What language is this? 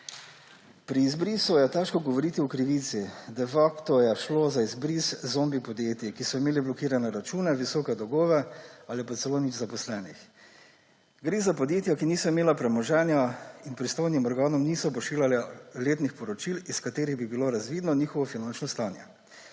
Slovenian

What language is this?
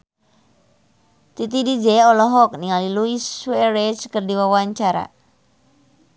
Sundanese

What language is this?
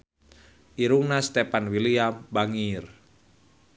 Sundanese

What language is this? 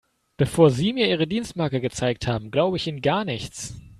German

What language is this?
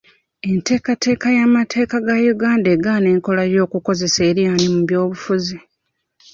Ganda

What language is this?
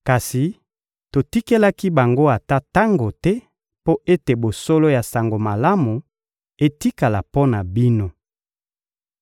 Lingala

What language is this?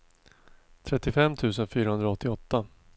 Swedish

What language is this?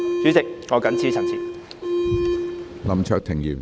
Cantonese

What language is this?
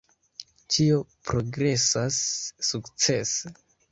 Esperanto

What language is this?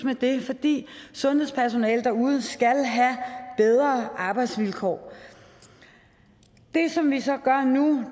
Danish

